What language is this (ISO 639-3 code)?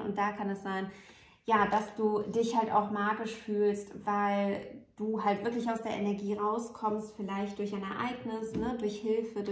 deu